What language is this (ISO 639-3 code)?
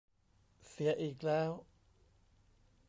tha